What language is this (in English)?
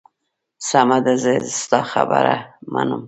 Pashto